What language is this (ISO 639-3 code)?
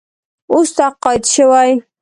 pus